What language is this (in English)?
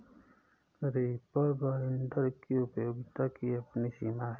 Hindi